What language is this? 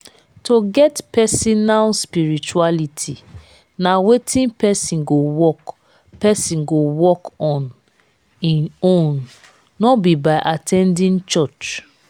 Nigerian Pidgin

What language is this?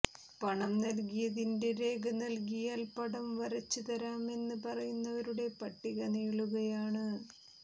Malayalam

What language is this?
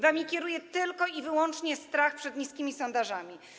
Polish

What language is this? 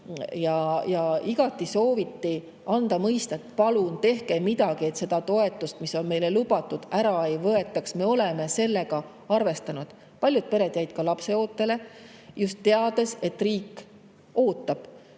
Estonian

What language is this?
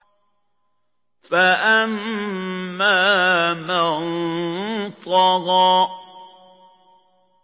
Arabic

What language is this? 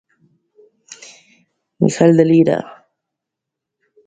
Galician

